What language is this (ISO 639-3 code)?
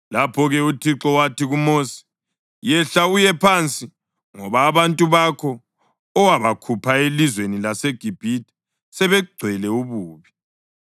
nde